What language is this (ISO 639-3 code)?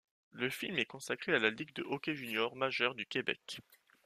fra